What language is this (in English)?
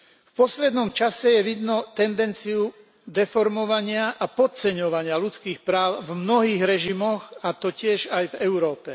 Slovak